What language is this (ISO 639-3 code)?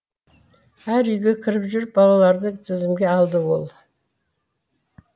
kaz